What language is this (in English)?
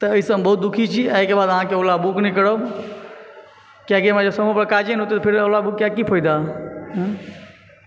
Maithili